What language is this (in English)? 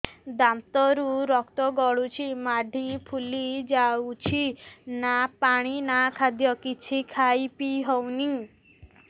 Odia